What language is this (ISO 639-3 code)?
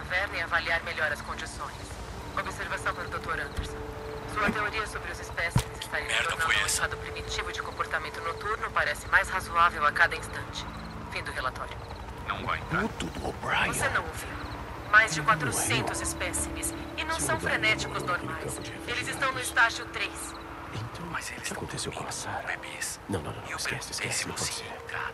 por